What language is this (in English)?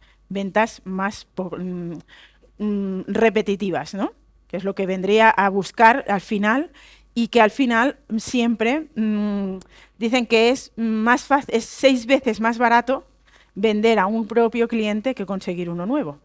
Spanish